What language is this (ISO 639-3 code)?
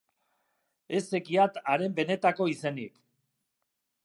eus